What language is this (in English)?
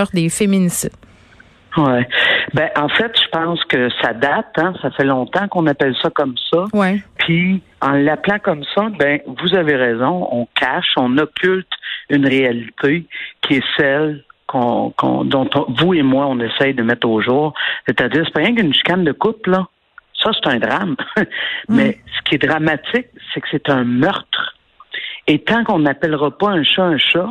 French